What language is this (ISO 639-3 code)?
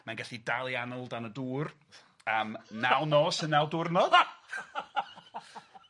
cym